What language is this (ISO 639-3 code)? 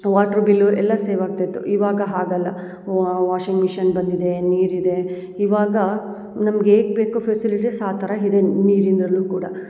kan